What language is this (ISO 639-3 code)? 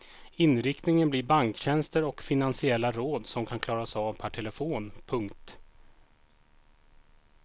swe